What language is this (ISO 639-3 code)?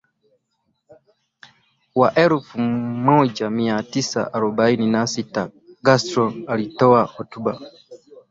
swa